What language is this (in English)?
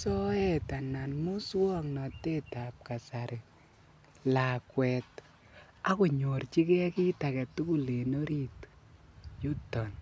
Kalenjin